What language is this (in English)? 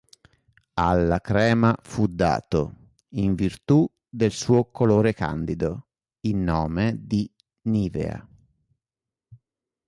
Italian